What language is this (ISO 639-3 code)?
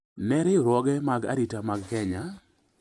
luo